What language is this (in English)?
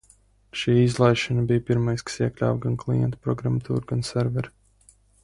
Latvian